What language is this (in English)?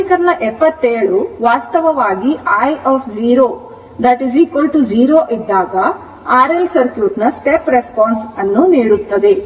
Kannada